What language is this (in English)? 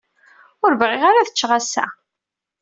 Kabyle